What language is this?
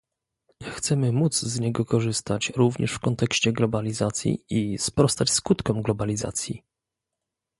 Polish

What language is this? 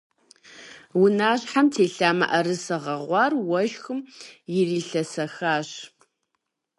Kabardian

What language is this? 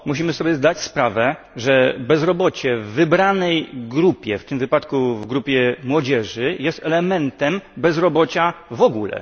Polish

